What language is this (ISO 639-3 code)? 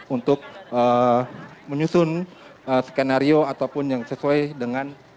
ind